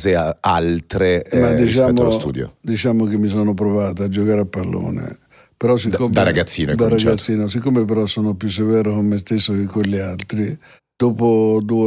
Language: Italian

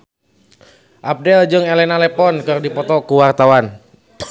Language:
Sundanese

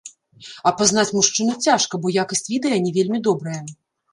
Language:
Belarusian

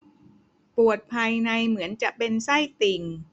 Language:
Thai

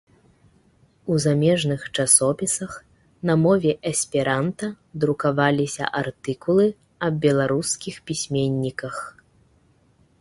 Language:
Belarusian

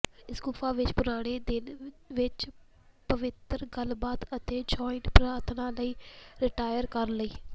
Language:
Punjabi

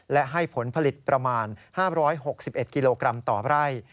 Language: Thai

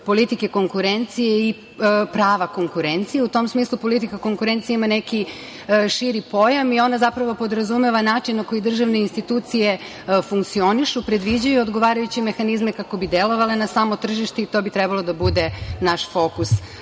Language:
Serbian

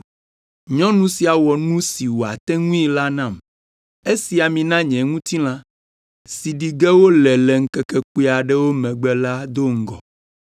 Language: Ewe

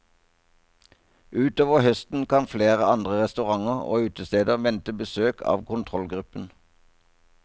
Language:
Norwegian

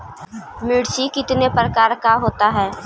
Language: Magahi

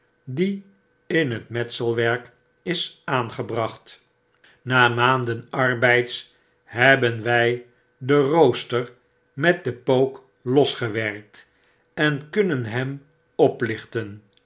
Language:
Dutch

